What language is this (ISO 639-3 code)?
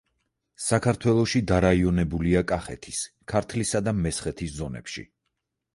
kat